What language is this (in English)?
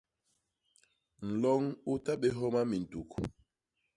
Basaa